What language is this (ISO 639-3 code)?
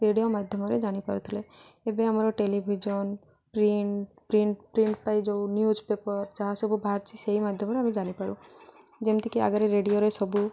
ori